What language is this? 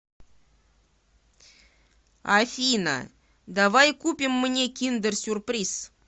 Russian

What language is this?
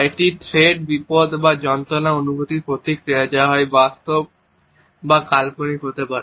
Bangla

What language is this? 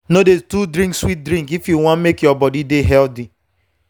Nigerian Pidgin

